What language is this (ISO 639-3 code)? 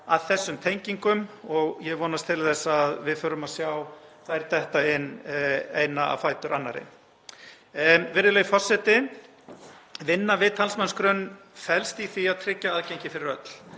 isl